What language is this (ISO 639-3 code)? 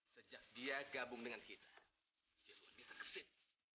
ind